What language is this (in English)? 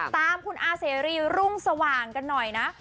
Thai